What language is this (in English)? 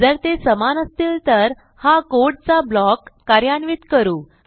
Marathi